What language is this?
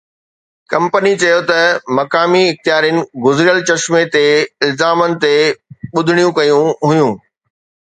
Sindhi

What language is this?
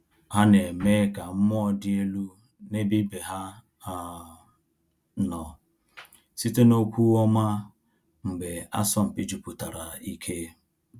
Igbo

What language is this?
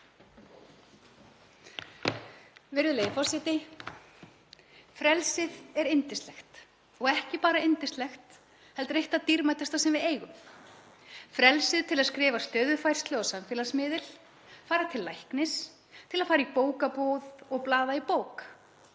Icelandic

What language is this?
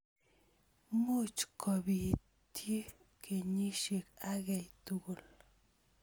Kalenjin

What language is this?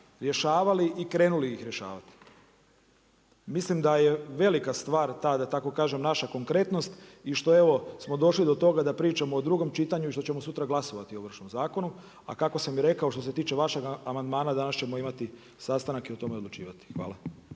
Croatian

